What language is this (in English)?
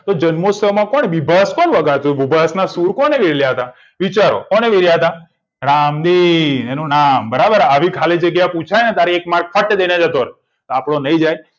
Gujarati